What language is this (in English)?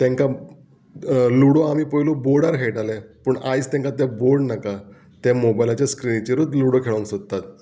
Konkani